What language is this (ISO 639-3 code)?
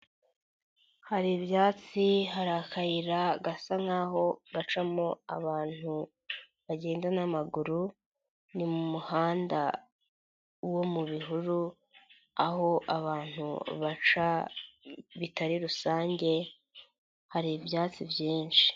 kin